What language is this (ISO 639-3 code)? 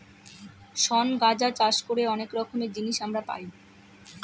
ben